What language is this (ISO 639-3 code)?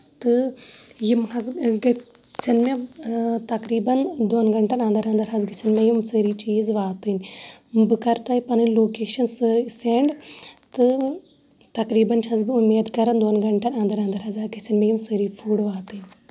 kas